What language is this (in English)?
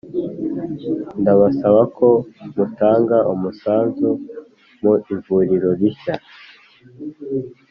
Kinyarwanda